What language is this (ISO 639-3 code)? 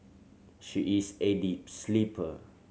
eng